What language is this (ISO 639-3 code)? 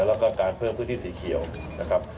tha